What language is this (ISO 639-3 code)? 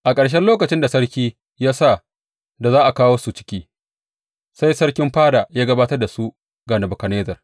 hau